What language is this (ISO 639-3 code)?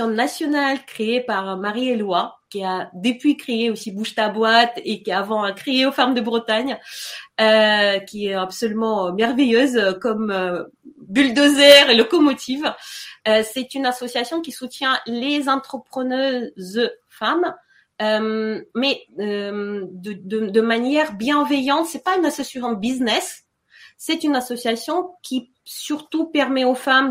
fra